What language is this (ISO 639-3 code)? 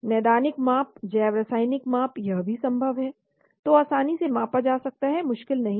hin